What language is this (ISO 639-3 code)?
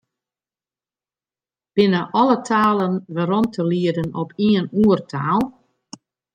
fry